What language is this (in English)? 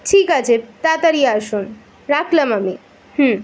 Bangla